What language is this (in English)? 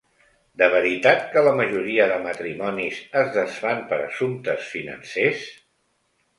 Catalan